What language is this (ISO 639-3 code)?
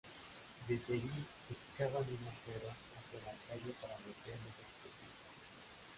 spa